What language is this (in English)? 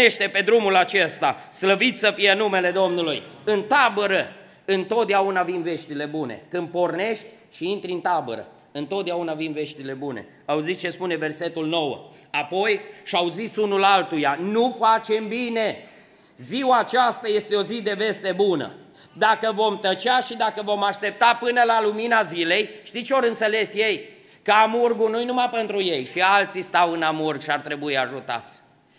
Romanian